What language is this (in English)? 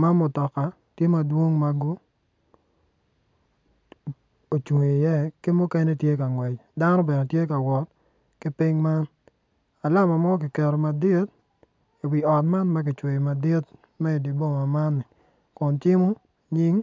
Acoli